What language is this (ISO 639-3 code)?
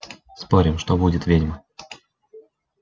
rus